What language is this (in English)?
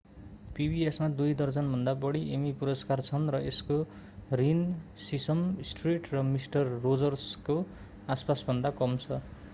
Nepali